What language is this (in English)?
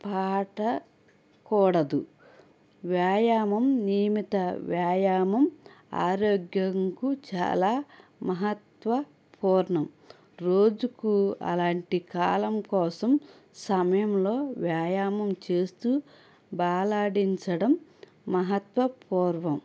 Telugu